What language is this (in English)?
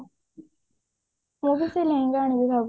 Odia